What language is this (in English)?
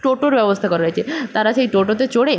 Bangla